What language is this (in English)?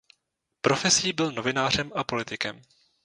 Czech